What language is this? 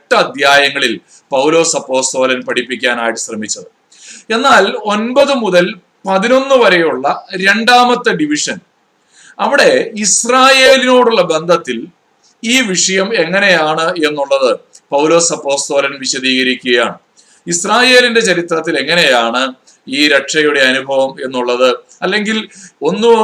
Malayalam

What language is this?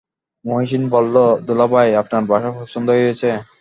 Bangla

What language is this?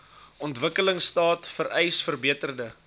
Afrikaans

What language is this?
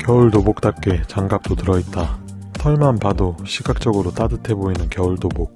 Korean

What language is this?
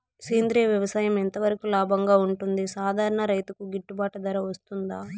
Telugu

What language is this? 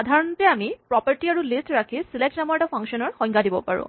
Assamese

